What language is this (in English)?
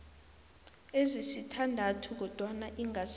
South Ndebele